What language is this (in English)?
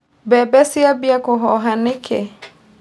Kikuyu